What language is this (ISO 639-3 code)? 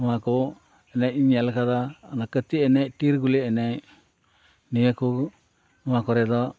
sat